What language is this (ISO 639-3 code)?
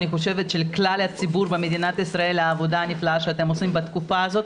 heb